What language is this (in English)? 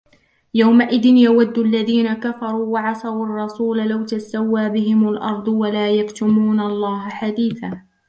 Arabic